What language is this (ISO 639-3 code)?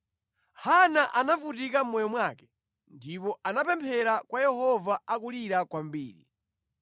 nya